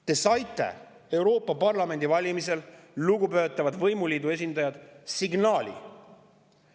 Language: Estonian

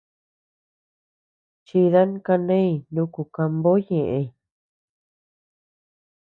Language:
Tepeuxila Cuicatec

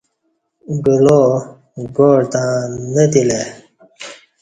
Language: Kati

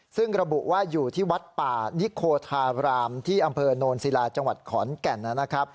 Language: Thai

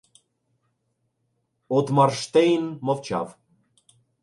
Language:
Ukrainian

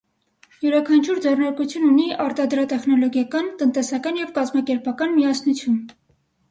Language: Armenian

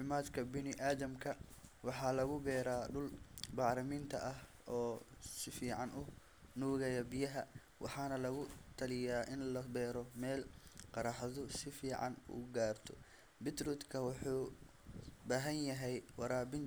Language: Somali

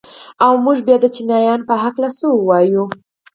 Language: Pashto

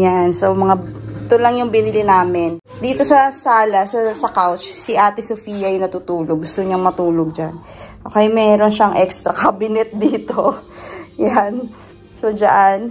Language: Filipino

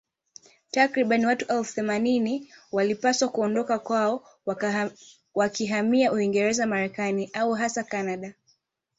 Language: Swahili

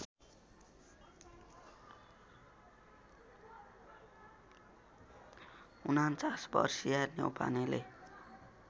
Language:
Nepali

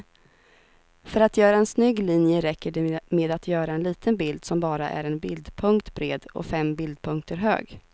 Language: Swedish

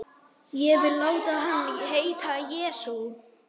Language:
Icelandic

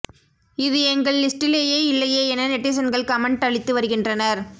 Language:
Tamil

